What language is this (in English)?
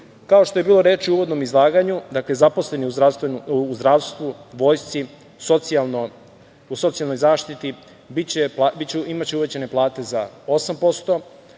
Serbian